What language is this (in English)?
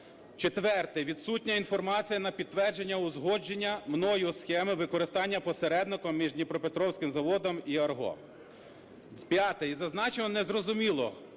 Ukrainian